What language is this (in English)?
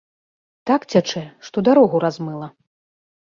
Belarusian